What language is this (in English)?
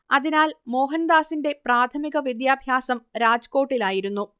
Malayalam